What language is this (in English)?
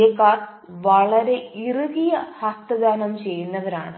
Malayalam